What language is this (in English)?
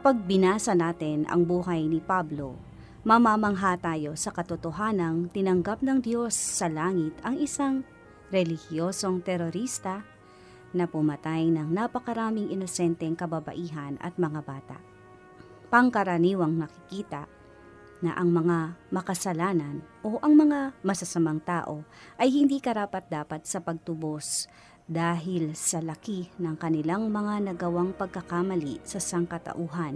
Filipino